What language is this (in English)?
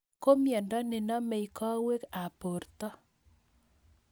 Kalenjin